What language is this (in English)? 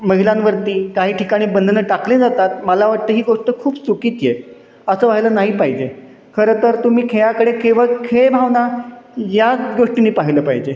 Marathi